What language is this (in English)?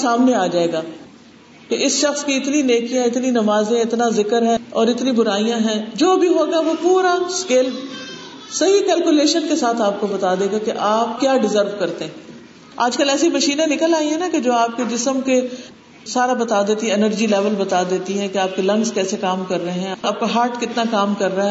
Urdu